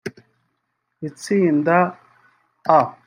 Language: Kinyarwanda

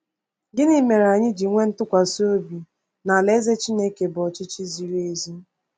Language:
Igbo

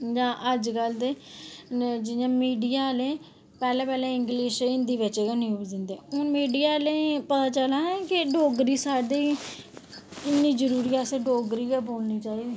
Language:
Dogri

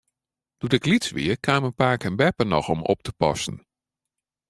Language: Western Frisian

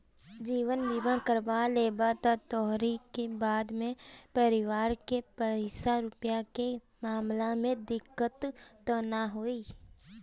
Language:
Bhojpuri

